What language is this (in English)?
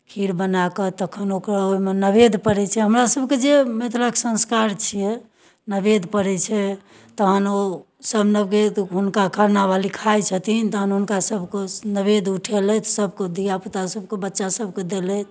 Maithili